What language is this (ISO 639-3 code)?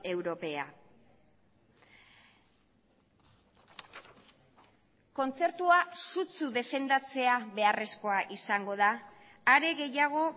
eus